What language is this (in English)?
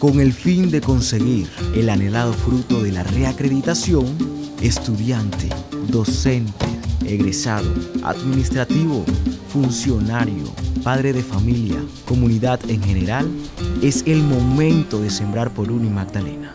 Spanish